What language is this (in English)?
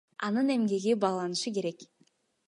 Kyrgyz